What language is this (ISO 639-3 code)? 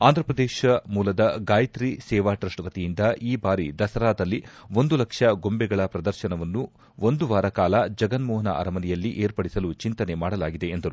kan